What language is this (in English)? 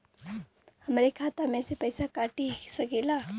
Bhojpuri